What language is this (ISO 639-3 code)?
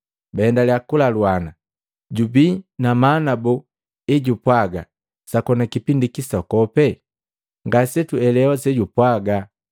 mgv